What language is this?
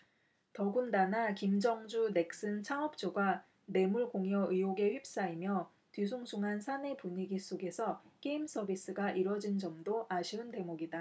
Korean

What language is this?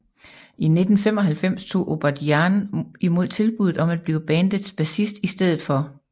Danish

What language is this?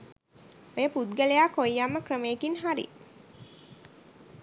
Sinhala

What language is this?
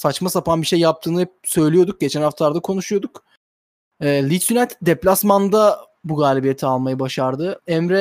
Turkish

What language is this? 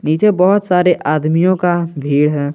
Hindi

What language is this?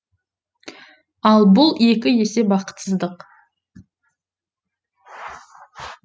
Kazakh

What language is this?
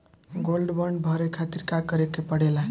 Bhojpuri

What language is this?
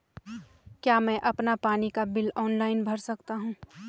Hindi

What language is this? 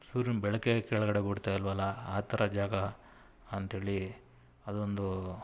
Kannada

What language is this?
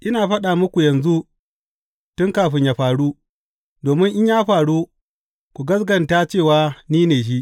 Hausa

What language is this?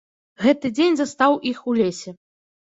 Belarusian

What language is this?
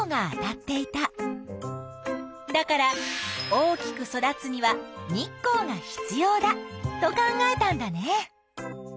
Japanese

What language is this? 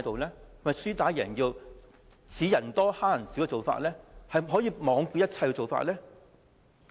Cantonese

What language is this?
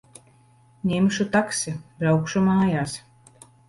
Latvian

